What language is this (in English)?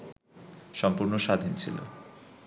Bangla